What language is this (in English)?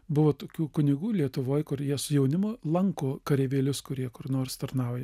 Lithuanian